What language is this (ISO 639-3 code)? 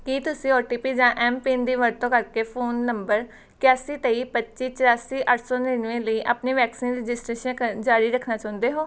pan